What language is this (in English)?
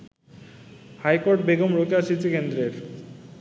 Bangla